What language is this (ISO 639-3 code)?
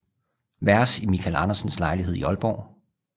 dan